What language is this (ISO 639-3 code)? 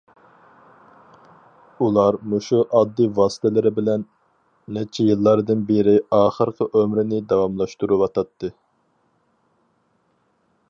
uig